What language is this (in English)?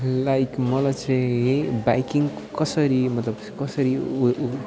Nepali